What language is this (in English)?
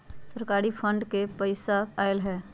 Magahi